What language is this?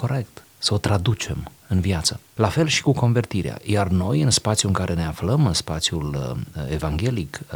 Romanian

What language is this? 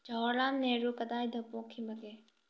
Manipuri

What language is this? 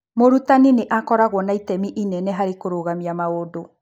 Kikuyu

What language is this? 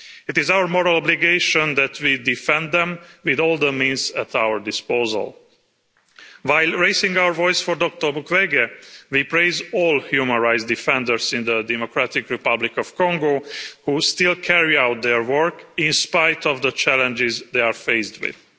English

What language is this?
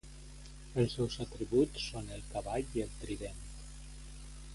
Catalan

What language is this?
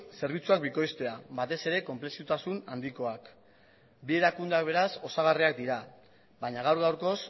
Basque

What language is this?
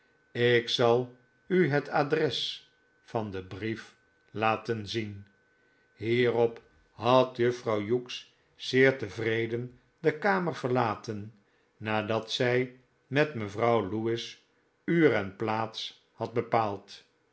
Dutch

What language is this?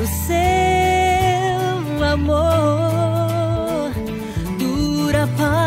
Portuguese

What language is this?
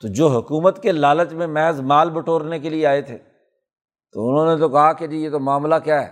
Urdu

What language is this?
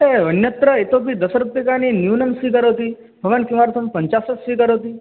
Sanskrit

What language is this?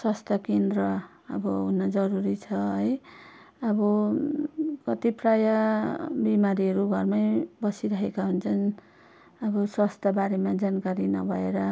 Nepali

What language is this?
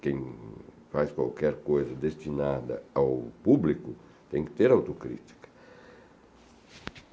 Portuguese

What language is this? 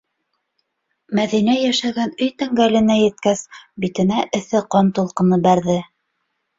Bashkir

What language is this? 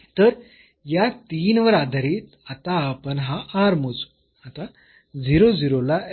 Marathi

